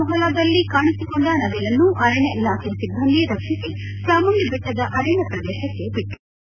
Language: Kannada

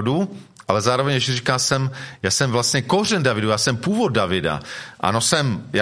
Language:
Czech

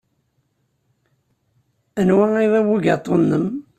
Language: Kabyle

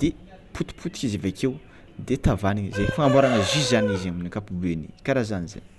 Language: Tsimihety Malagasy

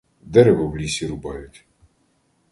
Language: Ukrainian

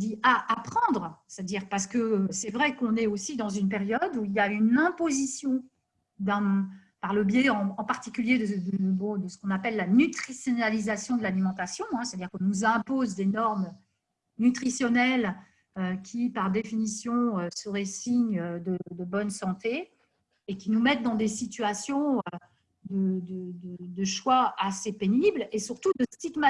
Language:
French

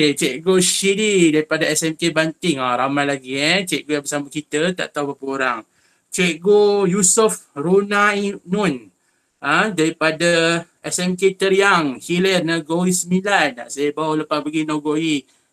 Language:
Malay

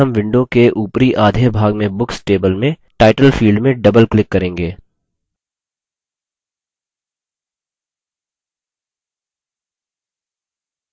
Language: Hindi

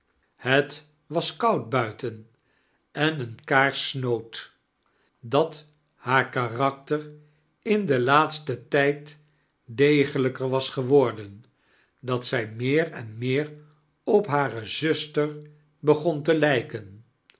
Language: Dutch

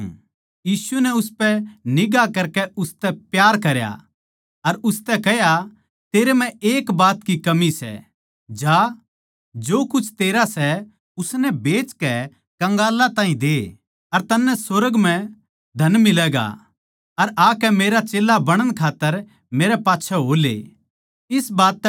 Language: Haryanvi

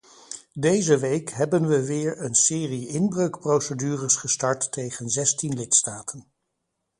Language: Dutch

